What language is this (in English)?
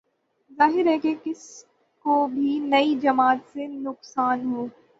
Urdu